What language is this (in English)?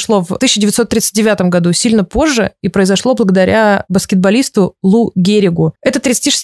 Russian